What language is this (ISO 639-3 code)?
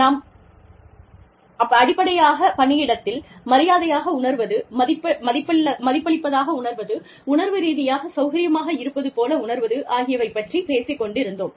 tam